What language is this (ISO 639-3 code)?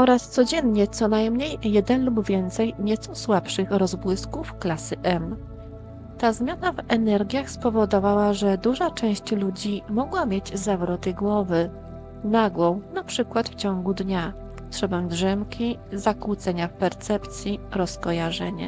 pol